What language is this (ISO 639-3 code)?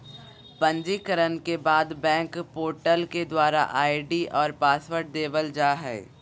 mag